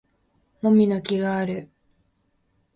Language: Japanese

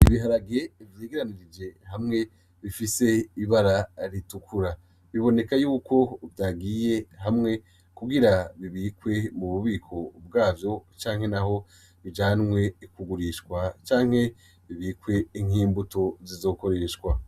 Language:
Rundi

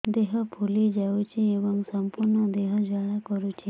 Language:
Odia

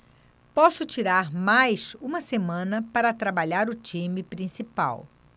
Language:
Portuguese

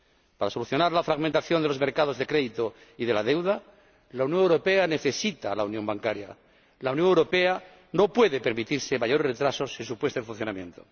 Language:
Spanish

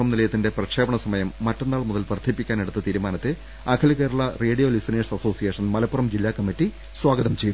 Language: Malayalam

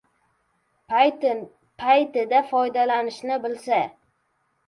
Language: Uzbek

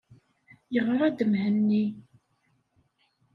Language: Kabyle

